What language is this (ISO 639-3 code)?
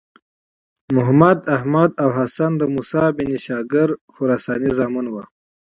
pus